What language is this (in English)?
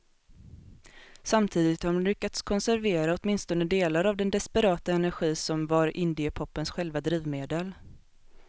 Swedish